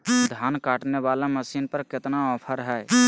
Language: Magahi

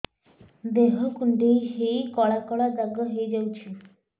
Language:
Odia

